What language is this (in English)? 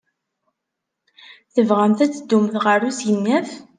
Kabyle